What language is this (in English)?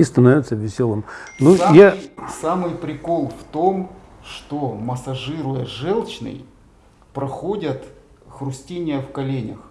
Russian